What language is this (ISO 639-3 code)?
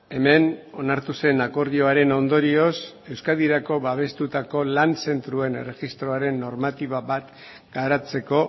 eus